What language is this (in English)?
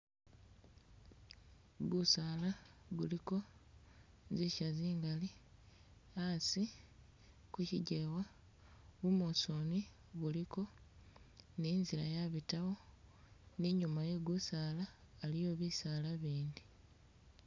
Masaaba